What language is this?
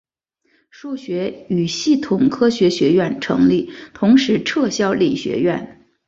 Chinese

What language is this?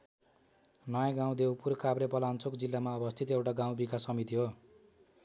Nepali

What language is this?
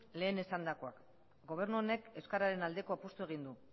Basque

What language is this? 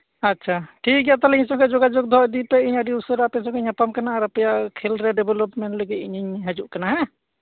Santali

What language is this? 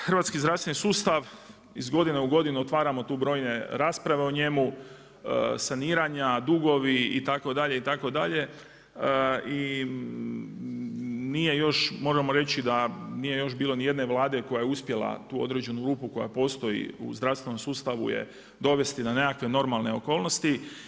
Croatian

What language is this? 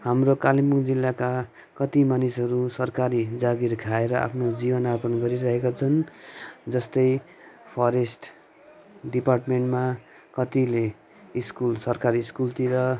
Nepali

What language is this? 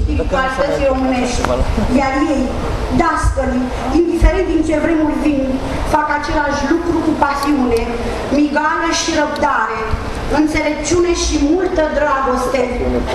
Romanian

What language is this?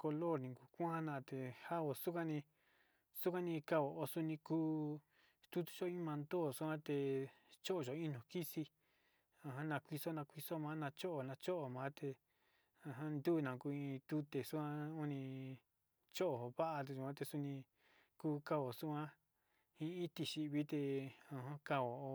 Sinicahua Mixtec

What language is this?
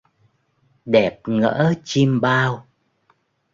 Vietnamese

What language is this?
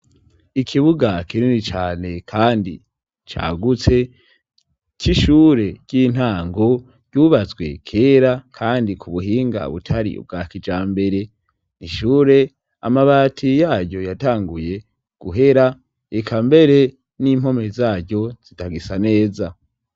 Rundi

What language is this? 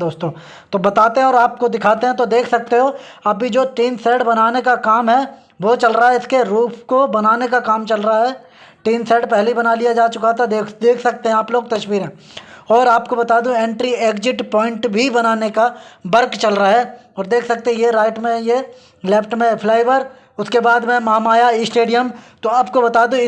Hindi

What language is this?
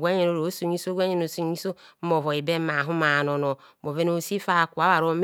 Kohumono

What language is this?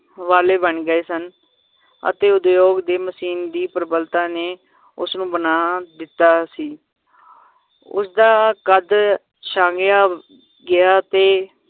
Punjabi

